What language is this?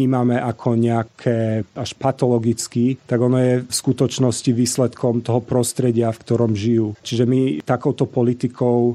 Slovak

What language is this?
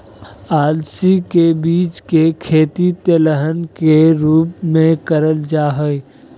Magahi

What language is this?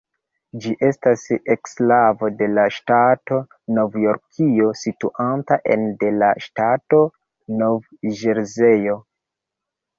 Esperanto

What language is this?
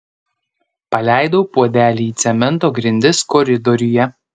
Lithuanian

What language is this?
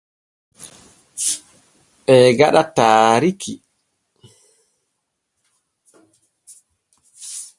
Borgu Fulfulde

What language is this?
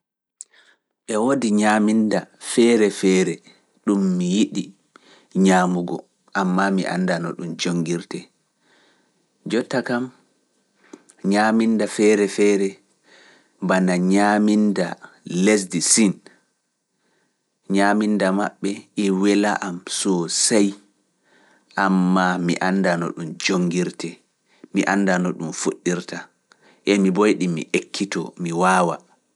Fula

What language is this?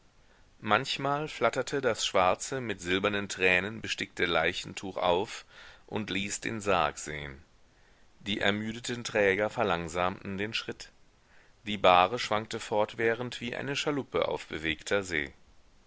German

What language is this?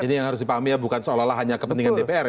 Indonesian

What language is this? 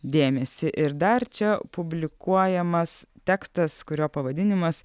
Lithuanian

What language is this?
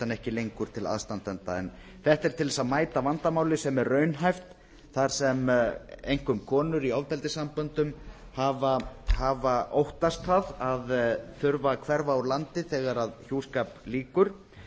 Icelandic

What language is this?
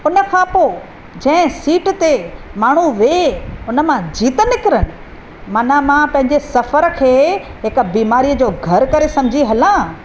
Sindhi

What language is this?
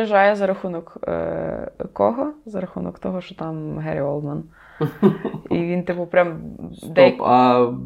Ukrainian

